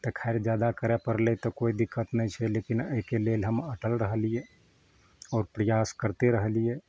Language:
Maithili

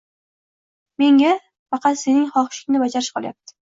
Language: Uzbek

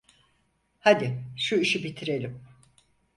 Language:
Turkish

